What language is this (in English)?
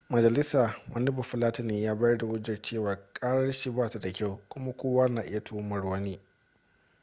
Hausa